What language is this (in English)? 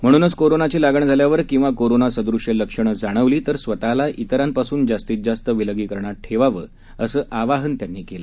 Marathi